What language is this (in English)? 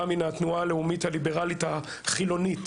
Hebrew